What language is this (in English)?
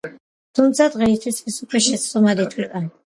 Georgian